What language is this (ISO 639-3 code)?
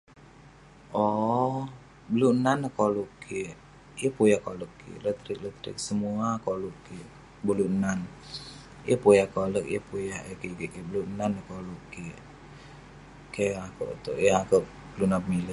pne